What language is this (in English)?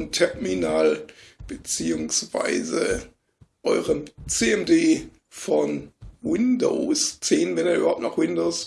German